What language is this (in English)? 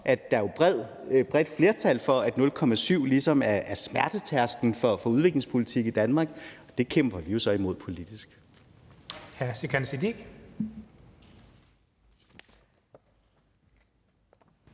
Danish